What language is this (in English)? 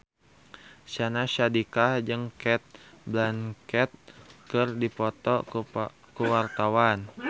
Sundanese